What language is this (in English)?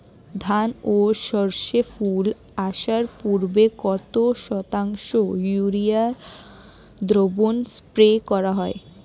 Bangla